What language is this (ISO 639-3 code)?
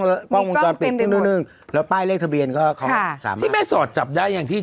tha